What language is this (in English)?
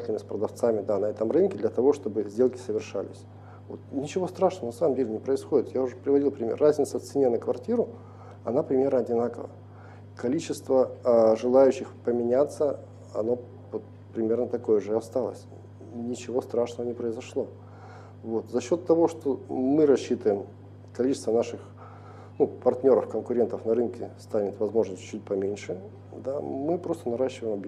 Russian